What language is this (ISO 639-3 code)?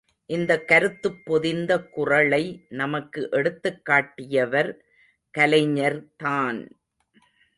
tam